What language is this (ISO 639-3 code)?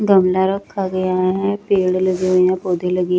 hin